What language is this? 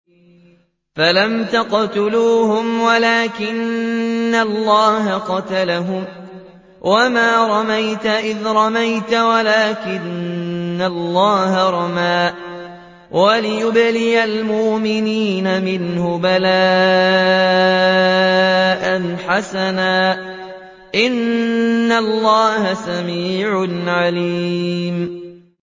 Arabic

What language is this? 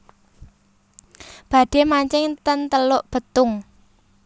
Javanese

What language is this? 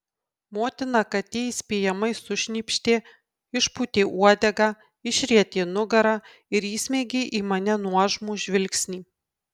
Lithuanian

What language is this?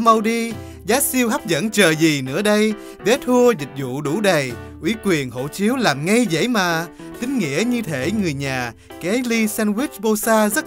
Vietnamese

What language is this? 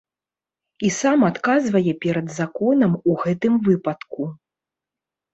Belarusian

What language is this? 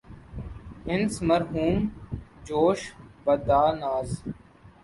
Urdu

